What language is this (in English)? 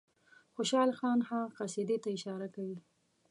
Pashto